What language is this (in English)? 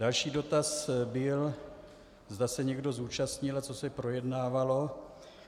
Czech